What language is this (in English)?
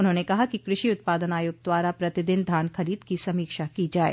Hindi